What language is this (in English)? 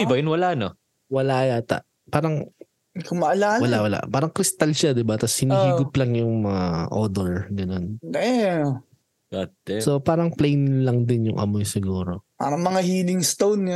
Filipino